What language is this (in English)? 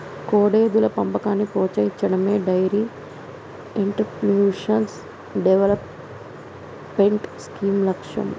Telugu